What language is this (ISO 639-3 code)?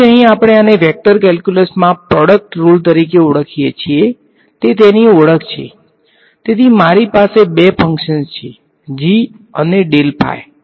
guj